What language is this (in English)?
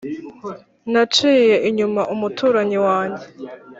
Kinyarwanda